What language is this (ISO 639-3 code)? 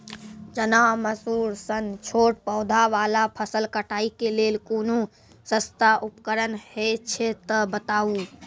mai